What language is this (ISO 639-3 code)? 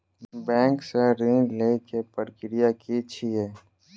mai